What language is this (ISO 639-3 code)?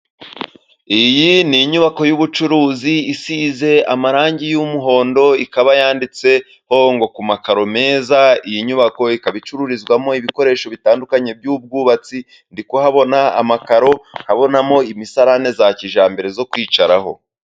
kin